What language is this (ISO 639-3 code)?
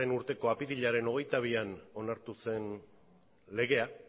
eus